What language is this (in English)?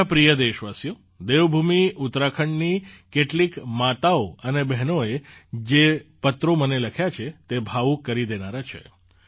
Gujarati